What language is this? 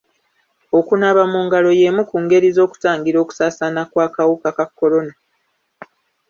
Ganda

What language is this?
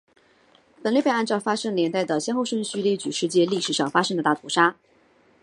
Chinese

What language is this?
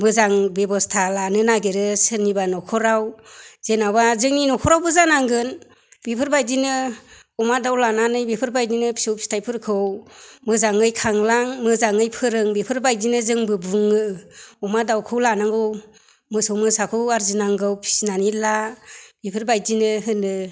Bodo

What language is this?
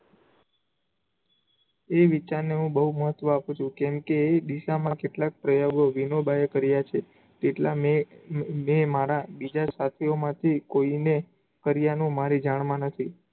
Gujarati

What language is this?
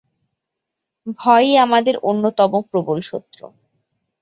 Bangla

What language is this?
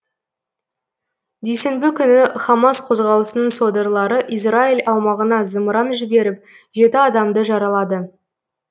Kazakh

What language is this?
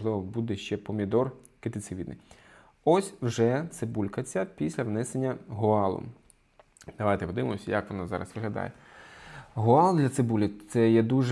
Ukrainian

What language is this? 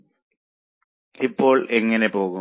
Malayalam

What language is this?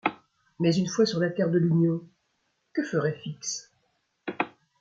French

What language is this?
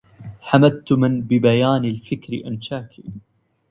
Arabic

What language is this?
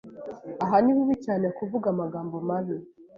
Kinyarwanda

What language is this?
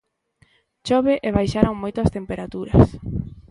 Galician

